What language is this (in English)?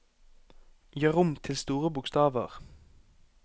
Norwegian